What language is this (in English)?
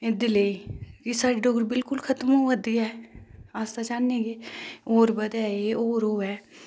Dogri